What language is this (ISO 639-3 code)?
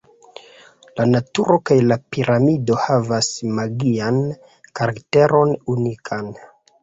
epo